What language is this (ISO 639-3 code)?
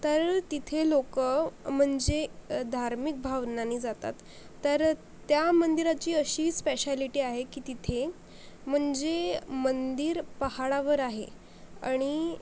mar